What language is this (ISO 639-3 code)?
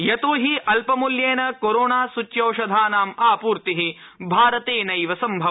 san